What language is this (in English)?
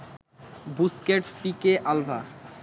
Bangla